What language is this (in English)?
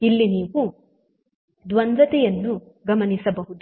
Kannada